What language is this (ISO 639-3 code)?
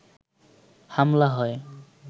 ben